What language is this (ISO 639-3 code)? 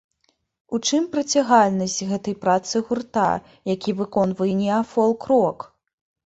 bel